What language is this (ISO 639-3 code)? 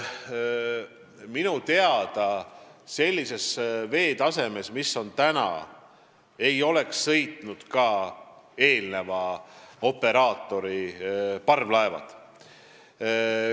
est